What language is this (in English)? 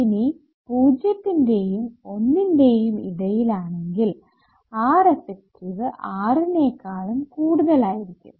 Malayalam